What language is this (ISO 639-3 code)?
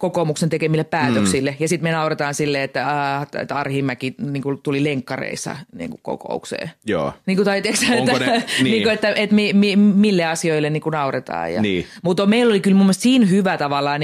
fin